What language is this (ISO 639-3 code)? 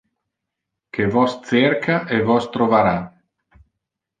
ina